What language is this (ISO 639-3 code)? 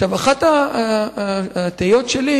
heb